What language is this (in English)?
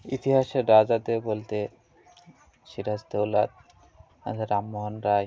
Bangla